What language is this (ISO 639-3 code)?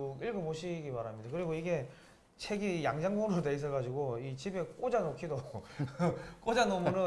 kor